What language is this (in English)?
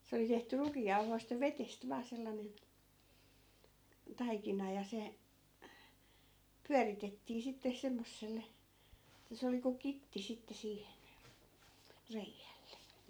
Finnish